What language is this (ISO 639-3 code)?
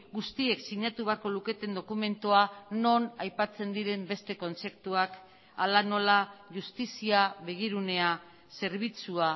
eus